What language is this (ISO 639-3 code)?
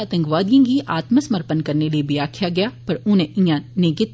doi